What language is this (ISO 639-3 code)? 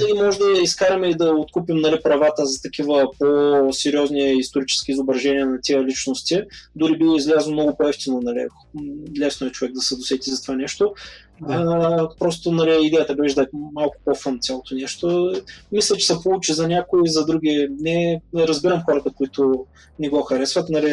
bul